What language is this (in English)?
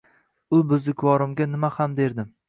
Uzbek